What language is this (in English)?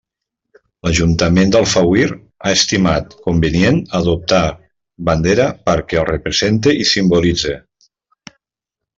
Catalan